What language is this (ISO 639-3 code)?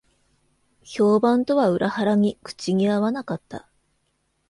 jpn